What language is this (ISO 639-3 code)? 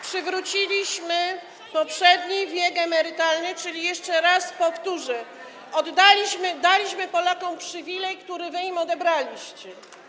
pol